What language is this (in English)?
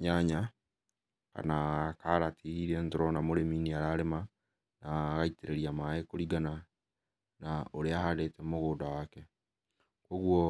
Kikuyu